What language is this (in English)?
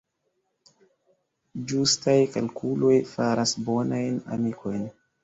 Esperanto